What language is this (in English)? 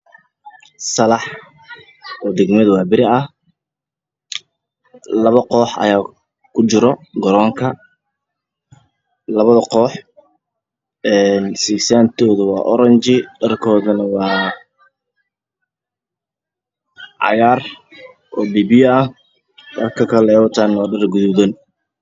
Somali